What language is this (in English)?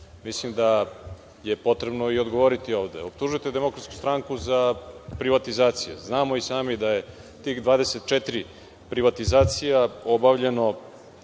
Serbian